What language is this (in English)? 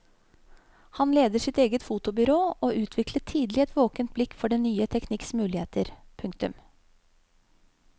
Norwegian